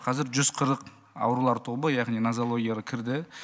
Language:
Kazakh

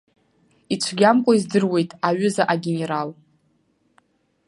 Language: Abkhazian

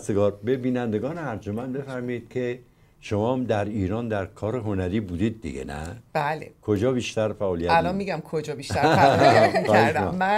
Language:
Persian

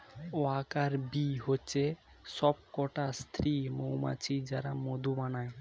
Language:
Bangla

